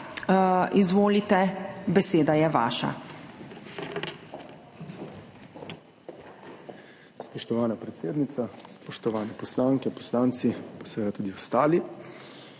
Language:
Slovenian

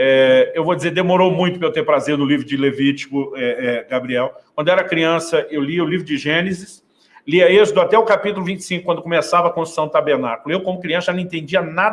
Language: Portuguese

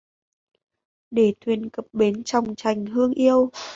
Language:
Vietnamese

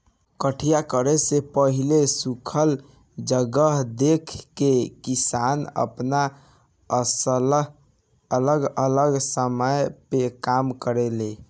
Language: Bhojpuri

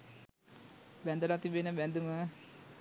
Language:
Sinhala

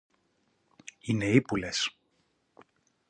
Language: Greek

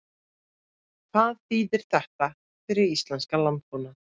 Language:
Icelandic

